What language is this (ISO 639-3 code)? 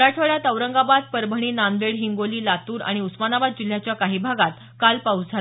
mar